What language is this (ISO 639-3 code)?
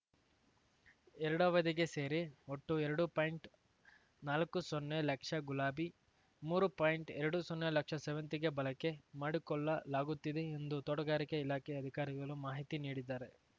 kan